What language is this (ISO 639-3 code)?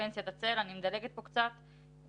heb